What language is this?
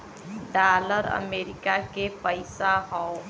Bhojpuri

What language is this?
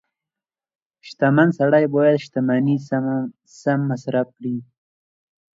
Pashto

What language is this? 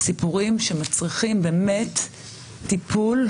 Hebrew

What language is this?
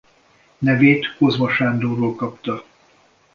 Hungarian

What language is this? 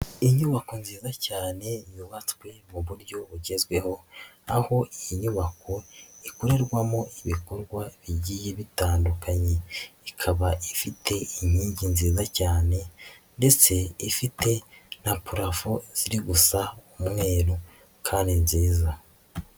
Kinyarwanda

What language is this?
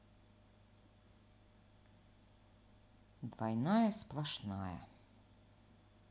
Russian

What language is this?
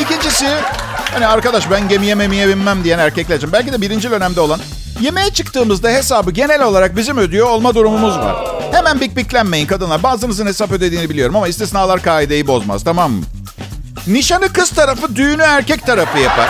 Turkish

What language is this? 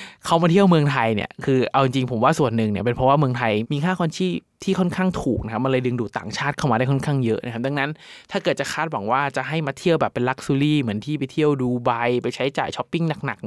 Thai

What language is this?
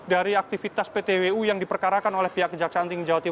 Indonesian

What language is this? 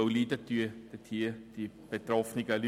Swiss German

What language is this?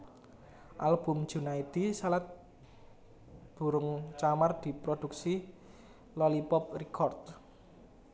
Javanese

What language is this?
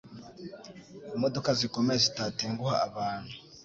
Kinyarwanda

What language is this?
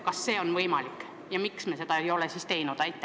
Estonian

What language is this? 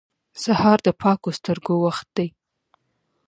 Pashto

